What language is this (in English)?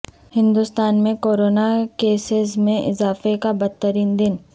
Urdu